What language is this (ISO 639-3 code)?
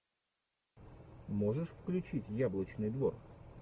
rus